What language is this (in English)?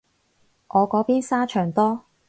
Cantonese